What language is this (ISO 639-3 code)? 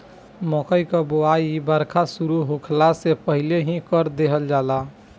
bho